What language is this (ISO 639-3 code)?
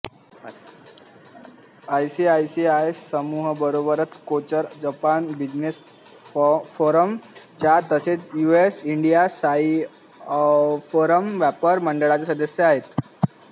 mar